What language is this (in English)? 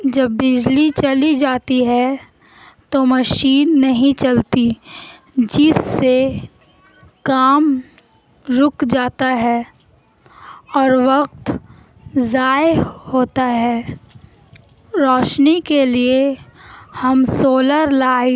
Urdu